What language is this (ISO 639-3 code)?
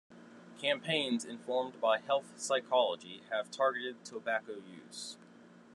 eng